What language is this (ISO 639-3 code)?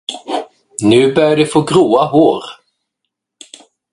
swe